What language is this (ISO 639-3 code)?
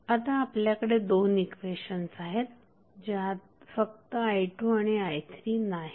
mar